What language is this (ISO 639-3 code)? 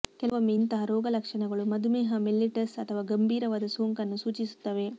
kan